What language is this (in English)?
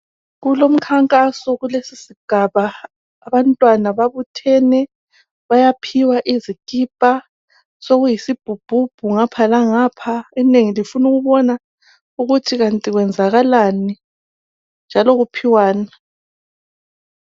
North Ndebele